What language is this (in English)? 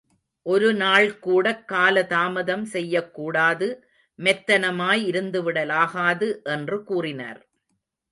Tamil